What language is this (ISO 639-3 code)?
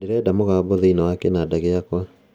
kik